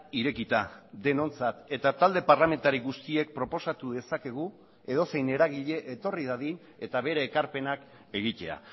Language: Basque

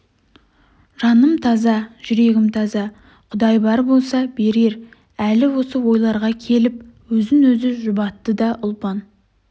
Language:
Kazakh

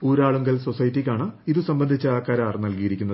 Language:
Malayalam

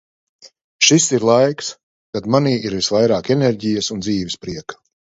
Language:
Latvian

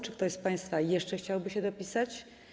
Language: Polish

